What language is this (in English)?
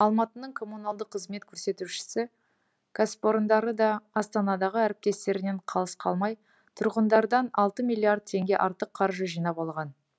Kazakh